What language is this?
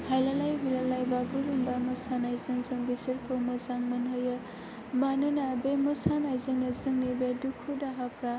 Bodo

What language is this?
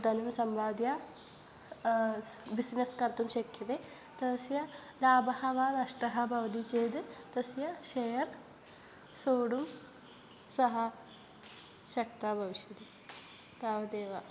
Sanskrit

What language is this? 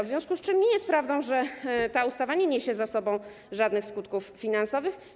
Polish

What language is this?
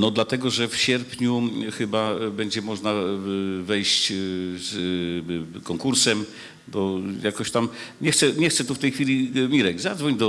Polish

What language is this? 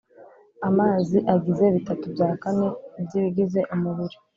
Kinyarwanda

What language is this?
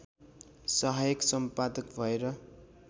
Nepali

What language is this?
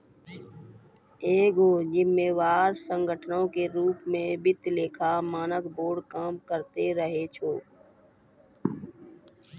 Maithili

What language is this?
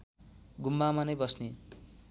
Nepali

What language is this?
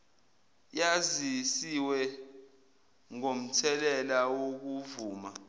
Zulu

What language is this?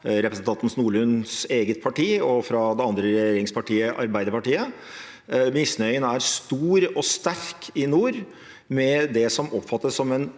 Norwegian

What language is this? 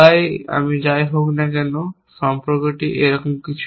Bangla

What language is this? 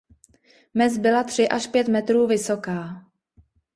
Czech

